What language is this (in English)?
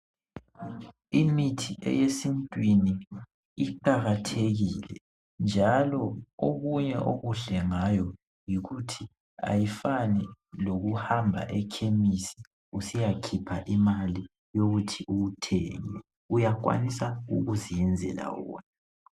North Ndebele